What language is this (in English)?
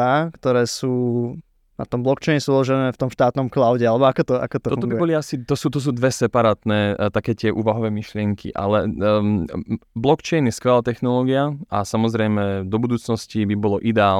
Slovak